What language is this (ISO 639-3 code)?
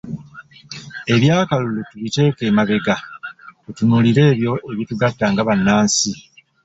lug